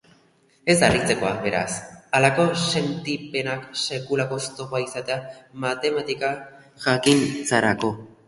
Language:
Basque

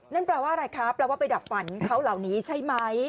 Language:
Thai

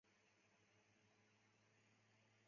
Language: Chinese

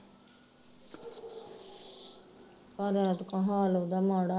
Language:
Punjabi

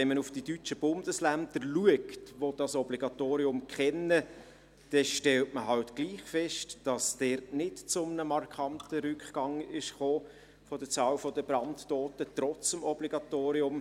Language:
Swiss German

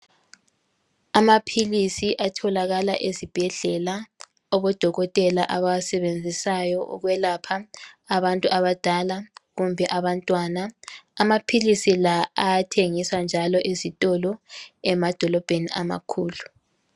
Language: North Ndebele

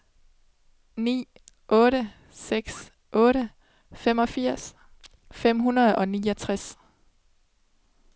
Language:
Danish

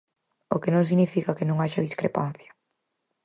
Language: Galician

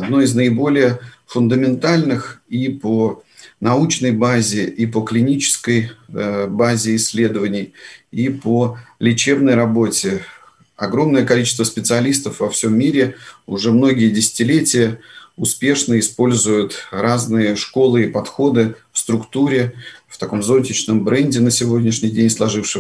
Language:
Russian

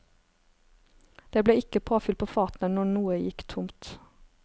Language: Norwegian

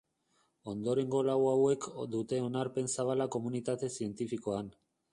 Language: Basque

